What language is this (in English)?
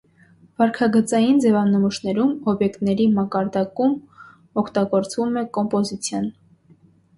Armenian